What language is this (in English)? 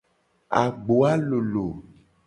Gen